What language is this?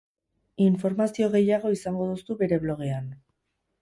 Basque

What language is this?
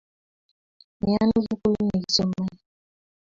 Kalenjin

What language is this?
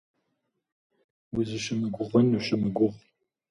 Kabardian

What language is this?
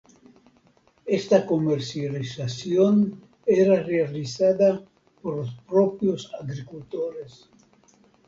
Spanish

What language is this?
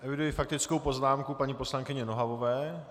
Czech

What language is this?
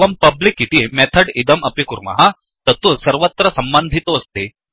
Sanskrit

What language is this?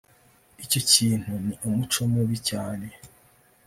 Kinyarwanda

